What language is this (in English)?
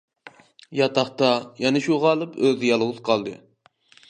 Uyghur